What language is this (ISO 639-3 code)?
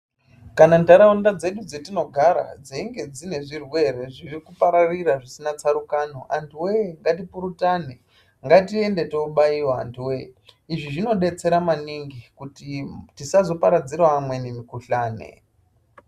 ndc